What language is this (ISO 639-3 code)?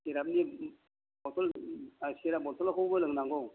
brx